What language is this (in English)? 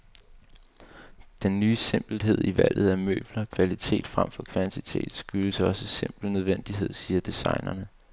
Danish